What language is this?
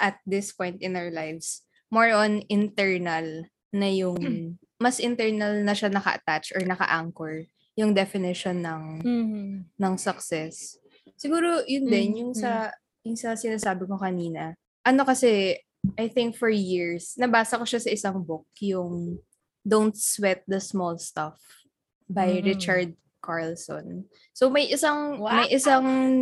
Filipino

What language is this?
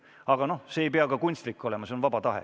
Estonian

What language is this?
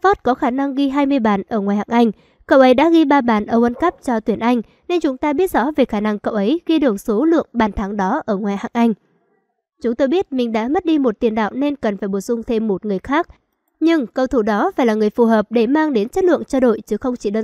Vietnamese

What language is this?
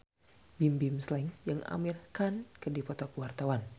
Sundanese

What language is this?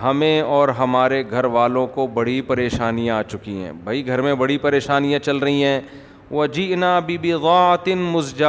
Urdu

